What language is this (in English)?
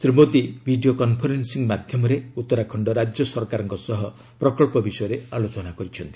Odia